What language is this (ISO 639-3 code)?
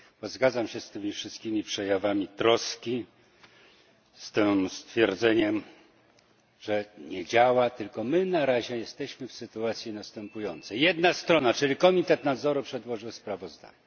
pol